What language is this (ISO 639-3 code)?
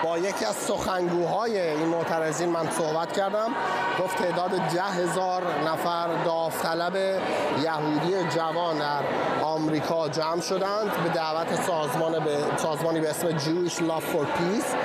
fas